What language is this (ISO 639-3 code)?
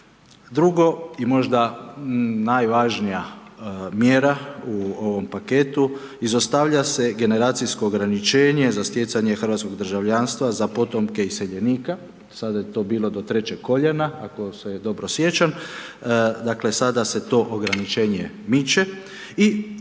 hrv